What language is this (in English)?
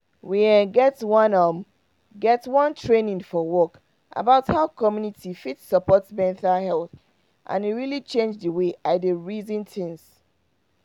Nigerian Pidgin